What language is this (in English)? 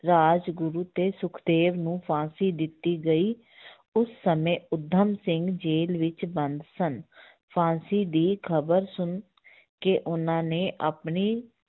Punjabi